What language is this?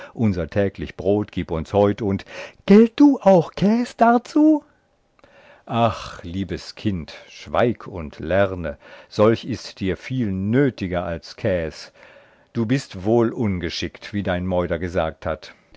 German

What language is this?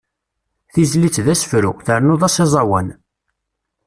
Kabyle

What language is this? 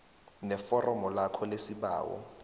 South Ndebele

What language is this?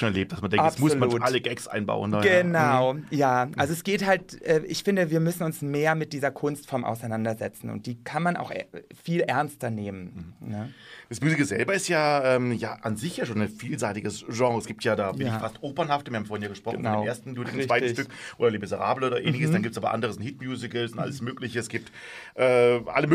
German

